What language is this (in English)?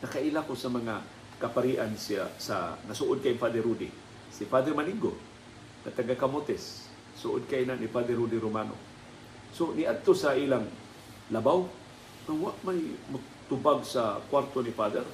Filipino